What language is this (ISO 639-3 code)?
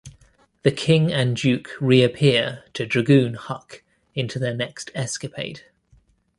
eng